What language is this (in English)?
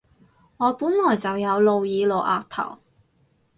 Cantonese